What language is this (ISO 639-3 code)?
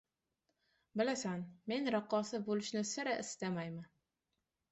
uzb